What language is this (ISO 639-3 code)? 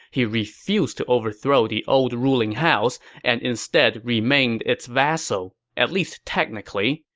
eng